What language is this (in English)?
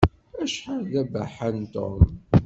Kabyle